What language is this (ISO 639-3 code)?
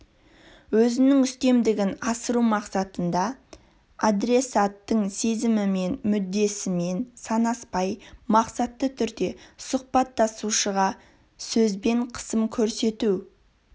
kaz